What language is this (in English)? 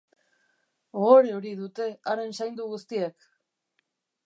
Basque